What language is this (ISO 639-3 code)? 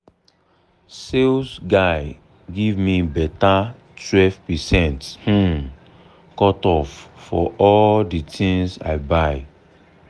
pcm